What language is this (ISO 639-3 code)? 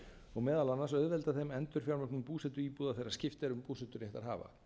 isl